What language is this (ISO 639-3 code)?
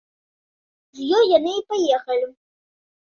bel